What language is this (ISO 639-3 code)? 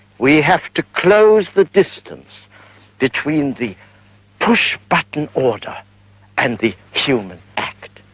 eng